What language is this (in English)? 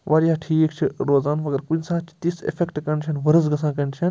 Kashmiri